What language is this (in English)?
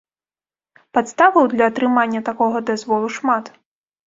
Belarusian